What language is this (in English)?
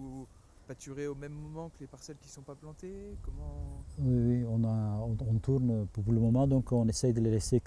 French